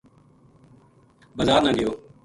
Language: Gujari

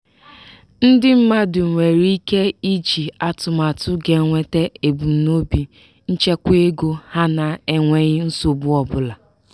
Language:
Igbo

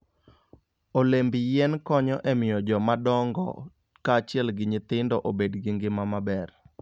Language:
Luo (Kenya and Tanzania)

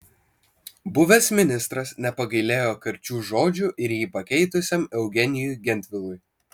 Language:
Lithuanian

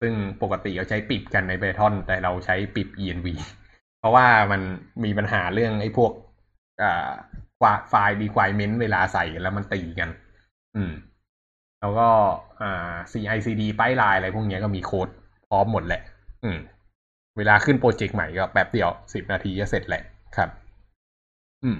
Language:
Thai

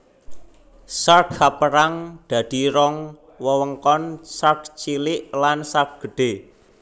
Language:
Javanese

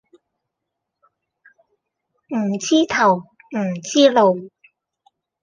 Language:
Cantonese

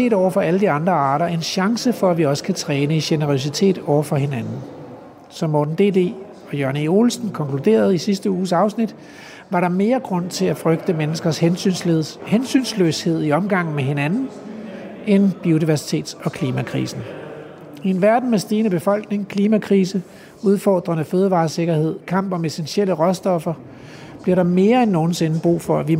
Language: Danish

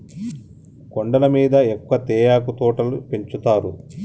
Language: Telugu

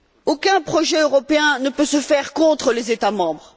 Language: French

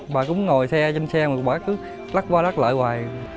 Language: Vietnamese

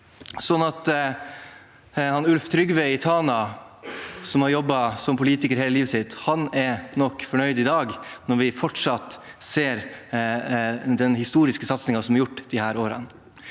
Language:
Norwegian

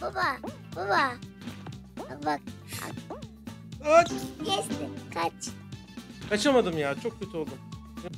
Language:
Turkish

